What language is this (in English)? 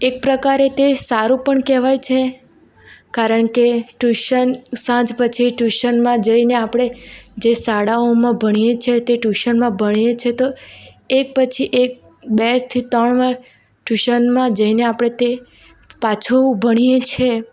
Gujarati